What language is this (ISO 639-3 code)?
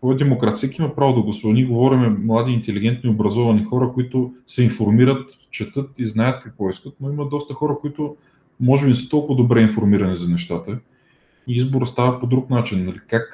bul